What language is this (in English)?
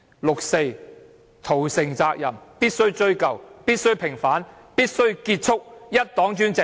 Cantonese